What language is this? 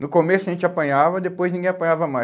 Portuguese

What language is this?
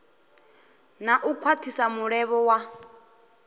Venda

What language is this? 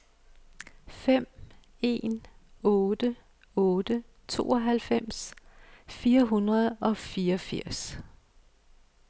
Danish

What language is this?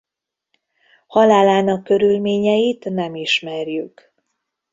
Hungarian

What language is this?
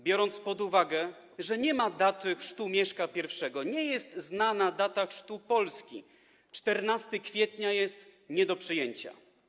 Polish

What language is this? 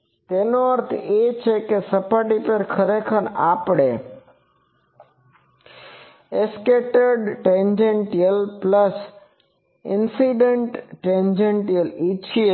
Gujarati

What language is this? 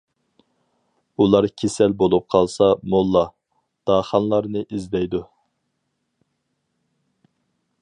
Uyghur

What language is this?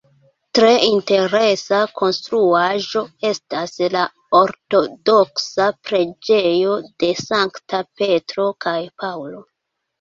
Esperanto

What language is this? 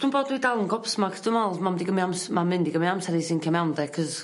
Welsh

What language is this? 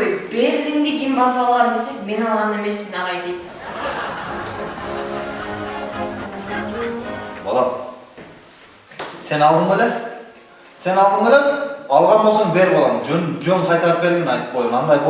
Turkish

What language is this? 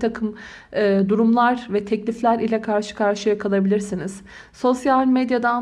Turkish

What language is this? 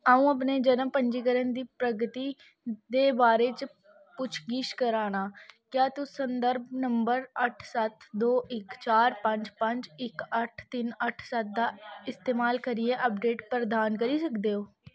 Dogri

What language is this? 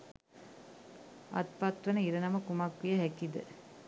Sinhala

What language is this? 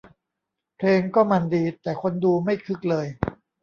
Thai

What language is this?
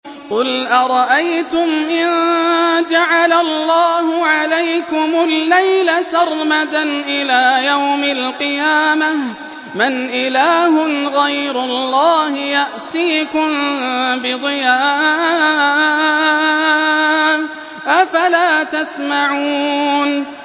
Arabic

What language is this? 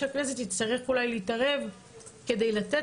Hebrew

